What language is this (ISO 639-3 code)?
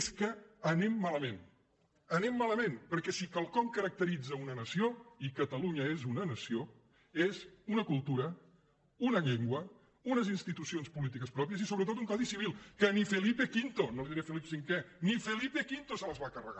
cat